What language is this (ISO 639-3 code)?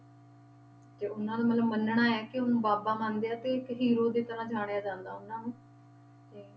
pan